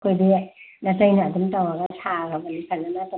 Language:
Manipuri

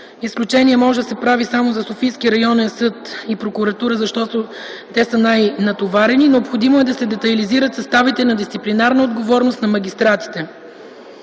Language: Bulgarian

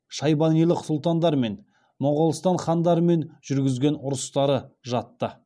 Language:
Kazakh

